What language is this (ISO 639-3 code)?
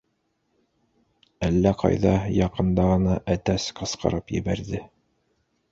bak